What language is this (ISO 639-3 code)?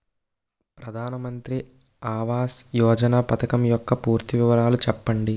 tel